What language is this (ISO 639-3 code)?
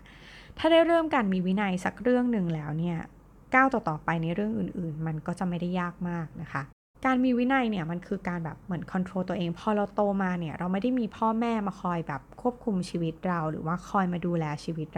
tha